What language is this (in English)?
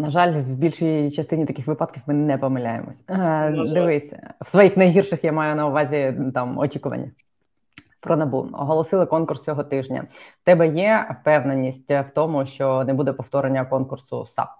Ukrainian